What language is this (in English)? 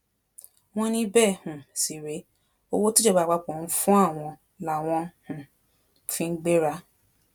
Yoruba